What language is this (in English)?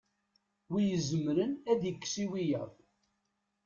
Kabyle